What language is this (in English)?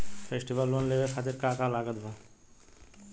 Bhojpuri